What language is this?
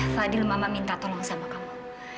Indonesian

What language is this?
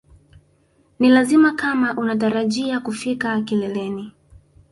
Swahili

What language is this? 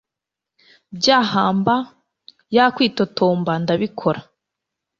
Kinyarwanda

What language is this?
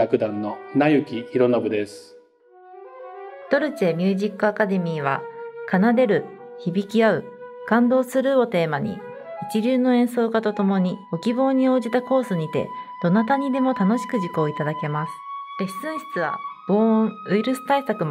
Japanese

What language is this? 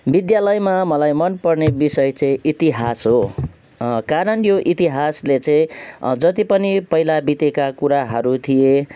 Nepali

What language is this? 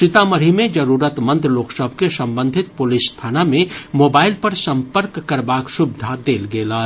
Maithili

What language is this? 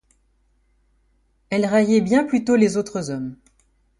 French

